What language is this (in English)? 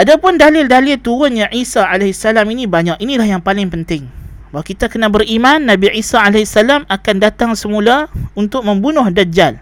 Malay